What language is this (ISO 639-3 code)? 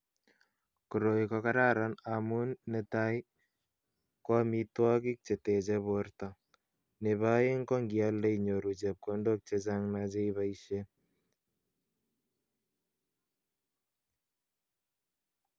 kln